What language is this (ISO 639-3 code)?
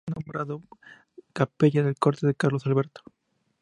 spa